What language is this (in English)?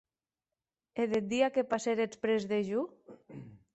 Occitan